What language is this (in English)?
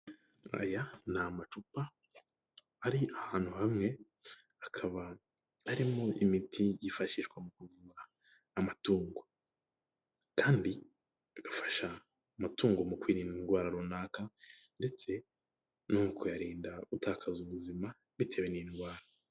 Kinyarwanda